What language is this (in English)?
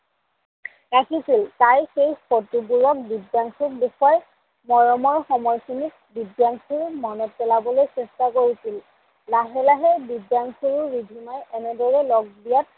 Assamese